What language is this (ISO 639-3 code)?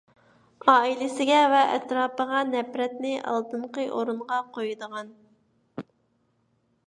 uig